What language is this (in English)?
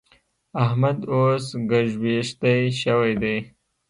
Pashto